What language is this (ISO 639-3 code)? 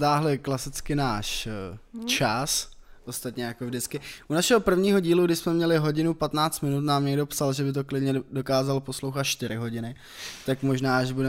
ces